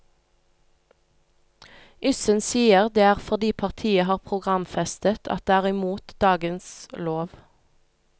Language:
Norwegian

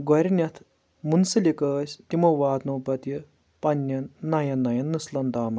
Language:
Kashmiri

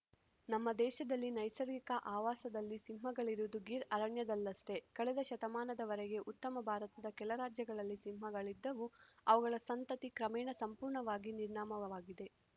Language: Kannada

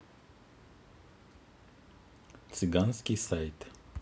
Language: Russian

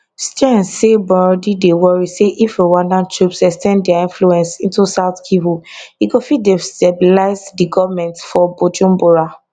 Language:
Nigerian Pidgin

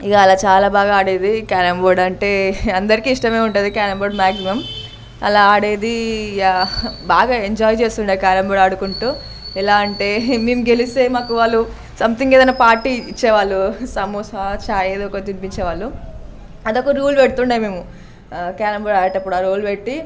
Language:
Telugu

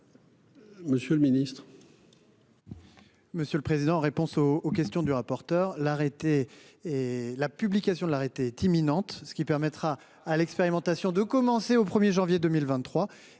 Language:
French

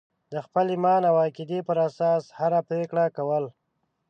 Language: Pashto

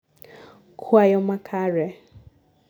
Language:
Luo (Kenya and Tanzania)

